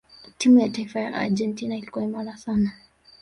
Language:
Swahili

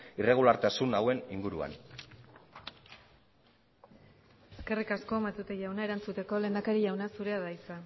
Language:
Basque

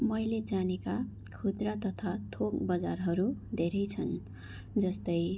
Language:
Nepali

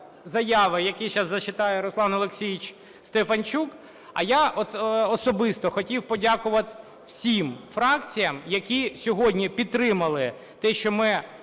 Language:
Ukrainian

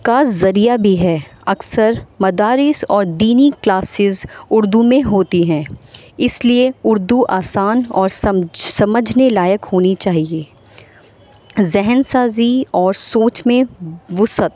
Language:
Urdu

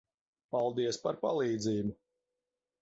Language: Latvian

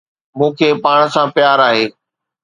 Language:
Sindhi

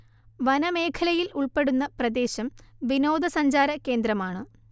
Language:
Malayalam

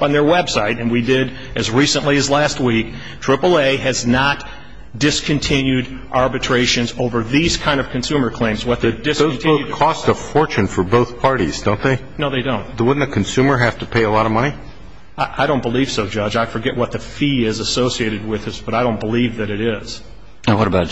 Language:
English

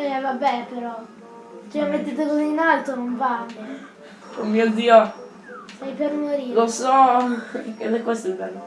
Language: Italian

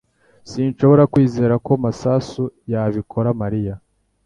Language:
Kinyarwanda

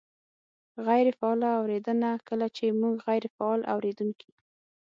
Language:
Pashto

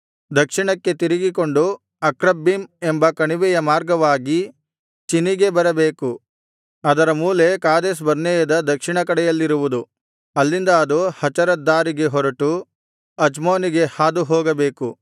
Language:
Kannada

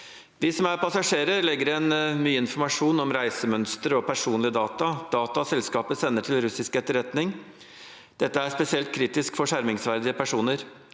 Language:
Norwegian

